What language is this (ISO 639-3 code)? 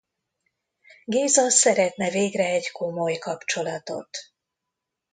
hun